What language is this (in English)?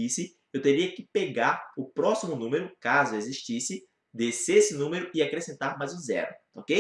Portuguese